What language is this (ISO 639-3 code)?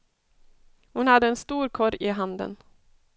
swe